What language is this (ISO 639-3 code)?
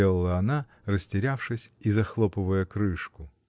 rus